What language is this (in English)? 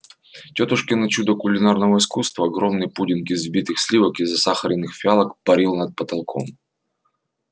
Russian